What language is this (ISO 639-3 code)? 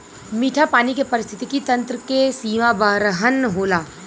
bho